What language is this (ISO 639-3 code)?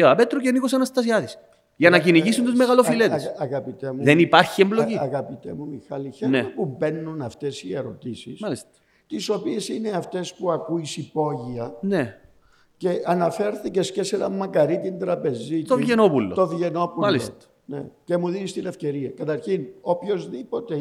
ell